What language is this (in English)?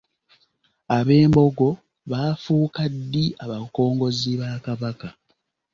Ganda